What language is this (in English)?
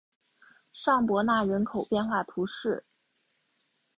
Chinese